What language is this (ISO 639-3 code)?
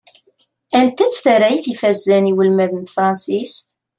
kab